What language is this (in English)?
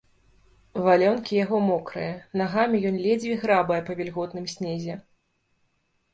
Belarusian